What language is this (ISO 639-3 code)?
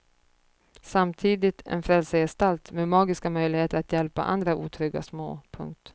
swe